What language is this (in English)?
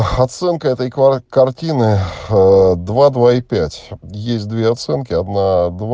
Russian